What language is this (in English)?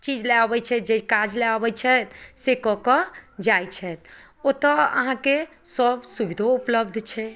Maithili